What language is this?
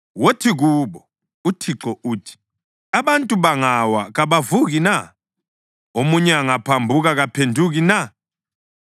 North Ndebele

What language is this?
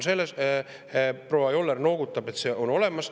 Estonian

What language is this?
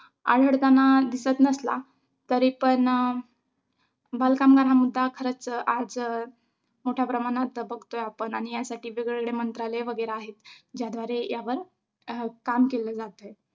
Marathi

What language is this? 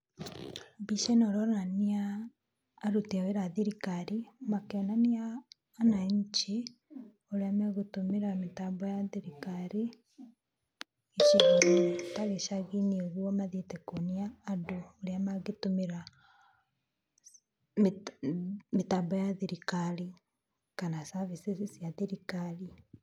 Kikuyu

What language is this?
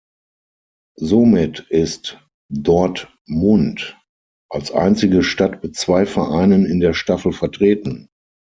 German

